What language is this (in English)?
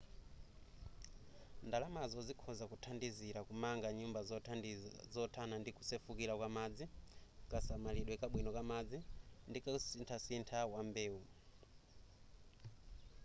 Nyanja